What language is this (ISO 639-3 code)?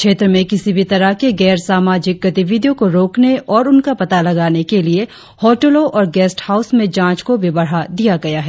hin